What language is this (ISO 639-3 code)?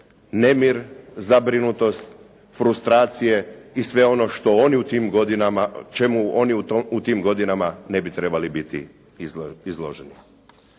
hrv